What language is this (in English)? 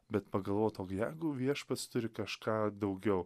Lithuanian